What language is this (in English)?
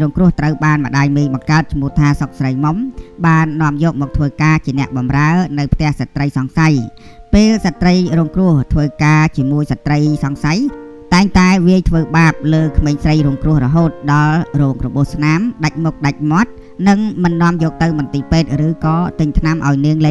Thai